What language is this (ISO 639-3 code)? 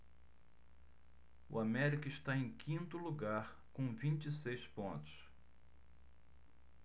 por